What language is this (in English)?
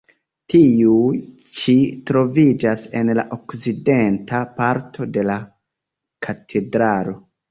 Esperanto